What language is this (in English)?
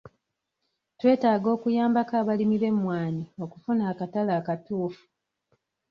Ganda